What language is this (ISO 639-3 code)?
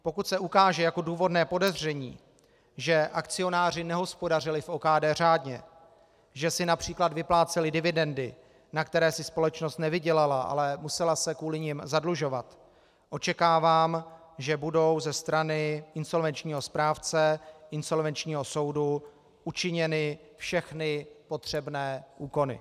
ces